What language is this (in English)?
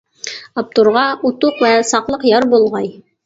Uyghur